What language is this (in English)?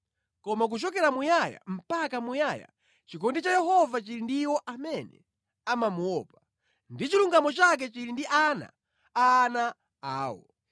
Nyanja